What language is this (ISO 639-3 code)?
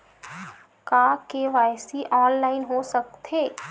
hne